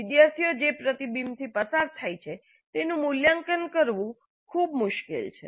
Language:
Gujarati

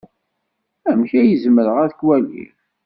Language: Kabyle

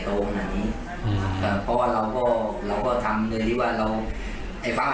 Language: Thai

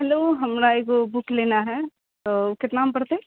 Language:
Maithili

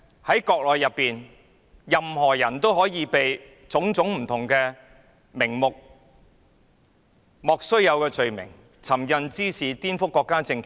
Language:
Cantonese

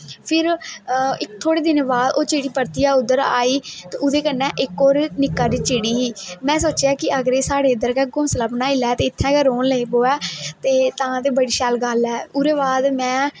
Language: Dogri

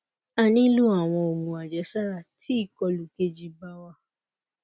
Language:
Yoruba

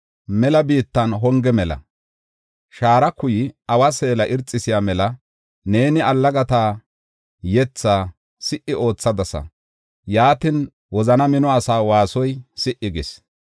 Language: Gofa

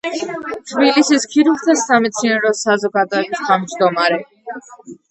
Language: Georgian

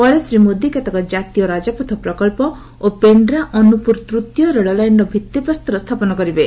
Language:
Odia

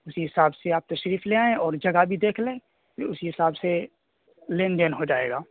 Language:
Urdu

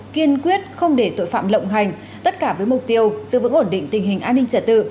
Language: Vietnamese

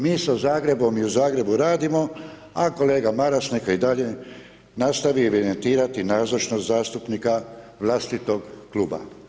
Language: Croatian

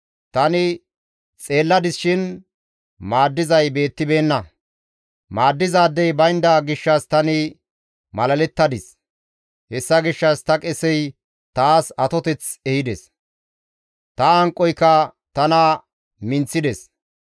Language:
Gamo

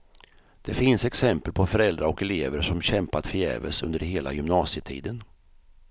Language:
Swedish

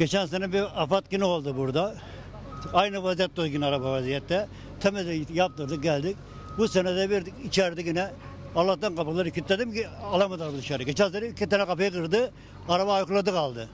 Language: Turkish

